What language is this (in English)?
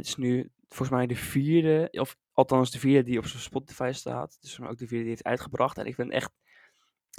Dutch